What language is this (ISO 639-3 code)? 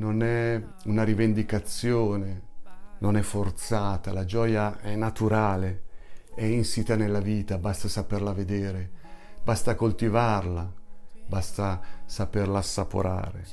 ita